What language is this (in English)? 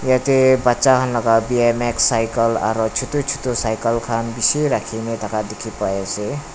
Naga Pidgin